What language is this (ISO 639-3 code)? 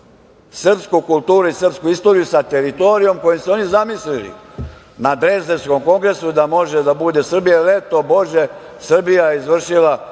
srp